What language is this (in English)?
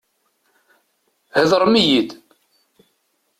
Kabyle